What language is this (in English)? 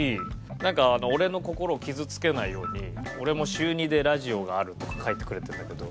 Japanese